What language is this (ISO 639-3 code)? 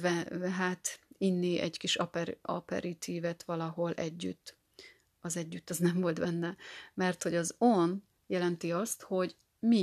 hun